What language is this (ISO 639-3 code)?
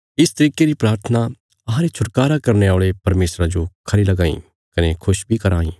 kfs